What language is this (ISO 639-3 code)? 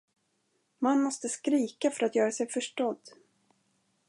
swe